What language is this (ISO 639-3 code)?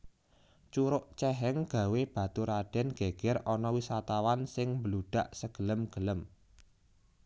jav